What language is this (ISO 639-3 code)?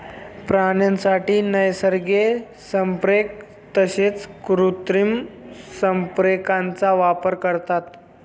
mar